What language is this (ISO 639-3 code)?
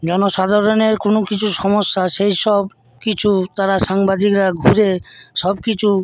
ben